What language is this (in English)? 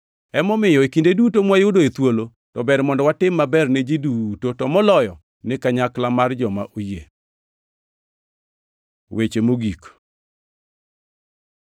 Luo (Kenya and Tanzania)